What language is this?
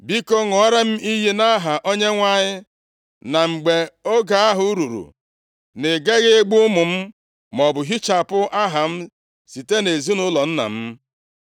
Igbo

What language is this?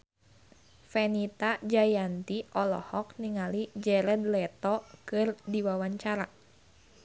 Sundanese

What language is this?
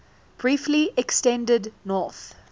English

